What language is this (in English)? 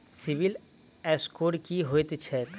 Maithili